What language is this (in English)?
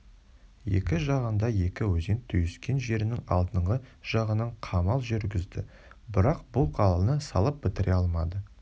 Kazakh